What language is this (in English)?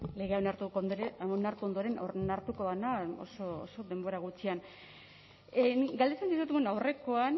Basque